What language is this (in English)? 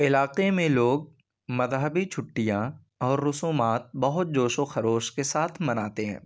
Urdu